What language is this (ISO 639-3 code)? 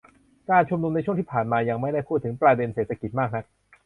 tha